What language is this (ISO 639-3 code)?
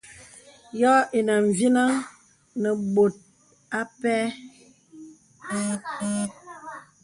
beb